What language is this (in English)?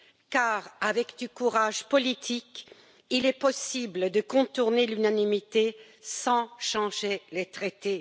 French